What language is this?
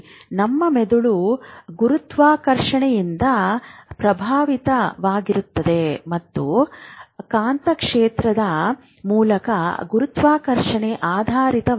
Kannada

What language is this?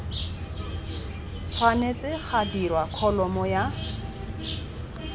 Tswana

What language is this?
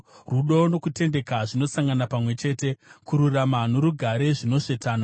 Shona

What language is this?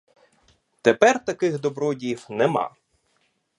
Ukrainian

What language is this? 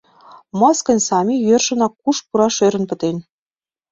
Mari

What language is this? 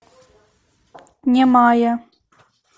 Russian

